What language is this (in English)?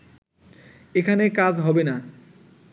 Bangla